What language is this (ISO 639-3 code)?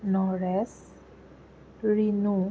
asm